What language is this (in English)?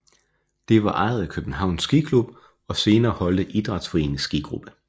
Danish